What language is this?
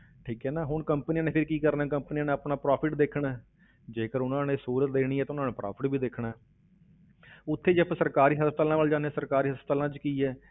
Punjabi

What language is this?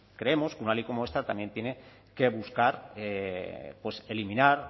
Spanish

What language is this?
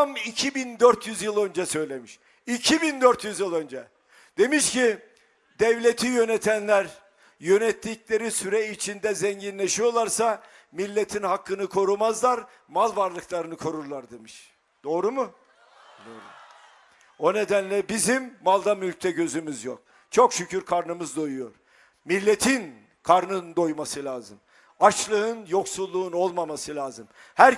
Turkish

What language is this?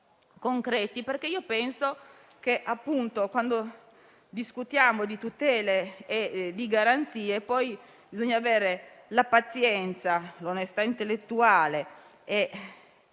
Italian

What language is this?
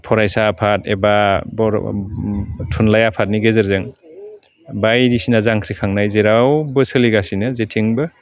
Bodo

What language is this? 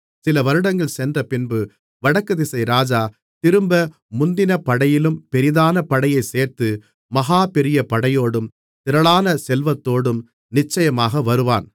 Tamil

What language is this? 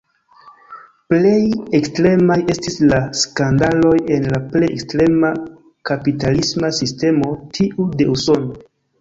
Esperanto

